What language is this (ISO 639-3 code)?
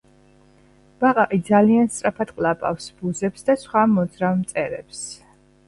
kat